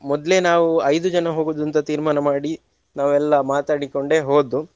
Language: Kannada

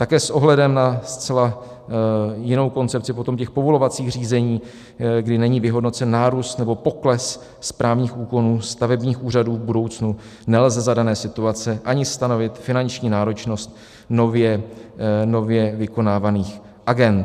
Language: Czech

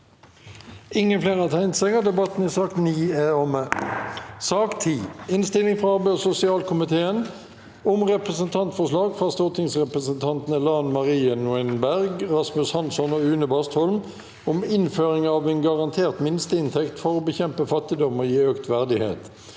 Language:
Norwegian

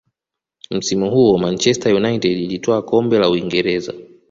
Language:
Swahili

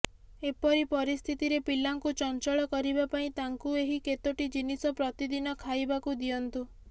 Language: Odia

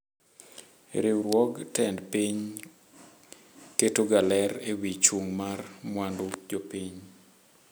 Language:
Luo (Kenya and Tanzania)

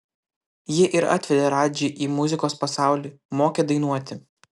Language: Lithuanian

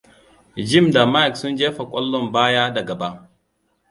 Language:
Hausa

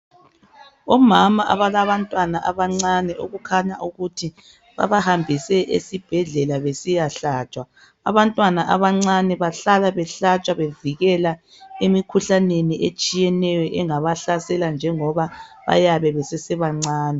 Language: North Ndebele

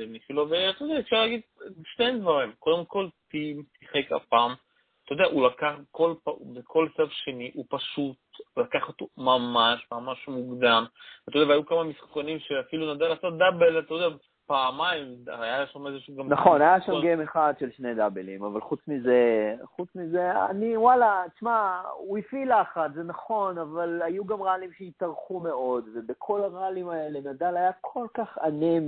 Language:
Hebrew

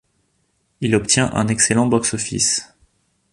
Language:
French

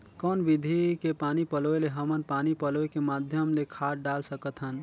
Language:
Chhattisgarhi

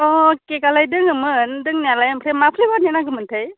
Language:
Bodo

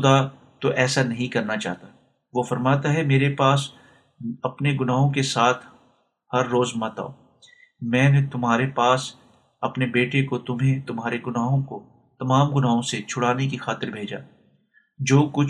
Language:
Urdu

